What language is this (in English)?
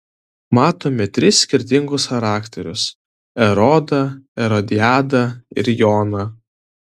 Lithuanian